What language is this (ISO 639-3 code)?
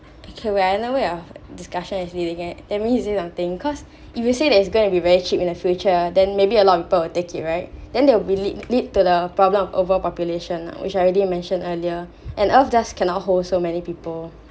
eng